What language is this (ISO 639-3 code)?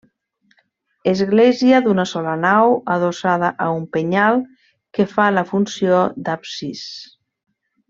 cat